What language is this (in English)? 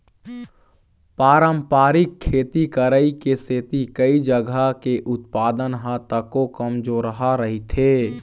Chhattisgarhi